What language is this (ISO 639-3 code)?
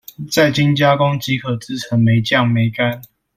zho